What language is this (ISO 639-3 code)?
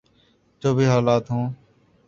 urd